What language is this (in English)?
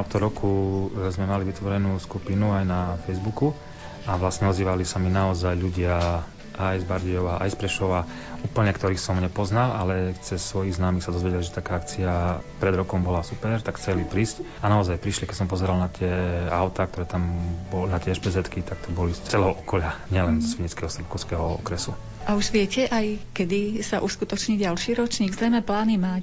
Slovak